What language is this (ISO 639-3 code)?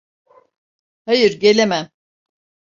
tur